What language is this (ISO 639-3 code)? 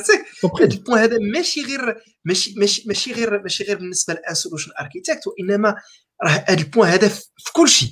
ara